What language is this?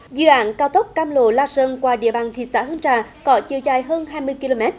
Vietnamese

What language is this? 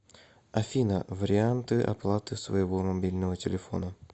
Russian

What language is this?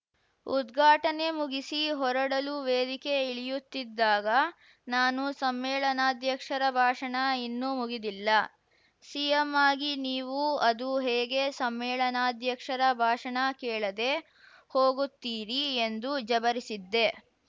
Kannada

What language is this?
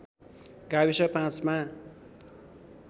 Nepali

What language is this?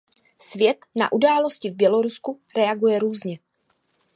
Czech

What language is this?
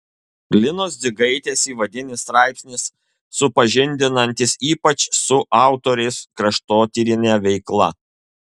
Lithuanian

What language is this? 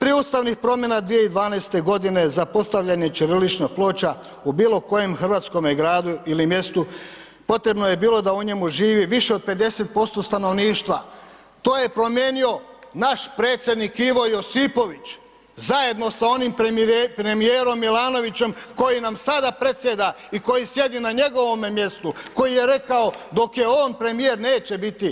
Croatian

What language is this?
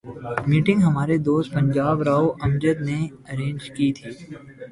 Urdu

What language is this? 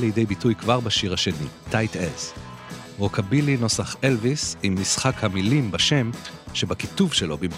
Hebrew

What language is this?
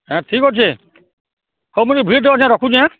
Odia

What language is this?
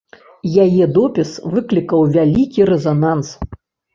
Belarusian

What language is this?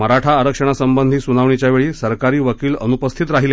Marathi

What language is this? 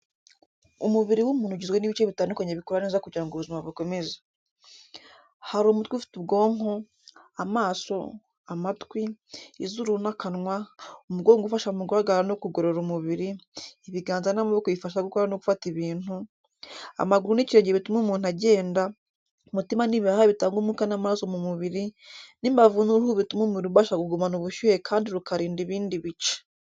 Kinyarwanda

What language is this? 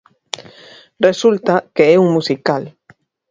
Galician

